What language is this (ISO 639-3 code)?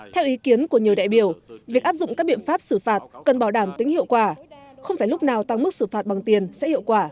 vie